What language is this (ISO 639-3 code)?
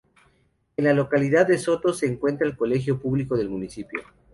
spa